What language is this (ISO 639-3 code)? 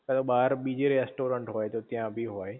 guj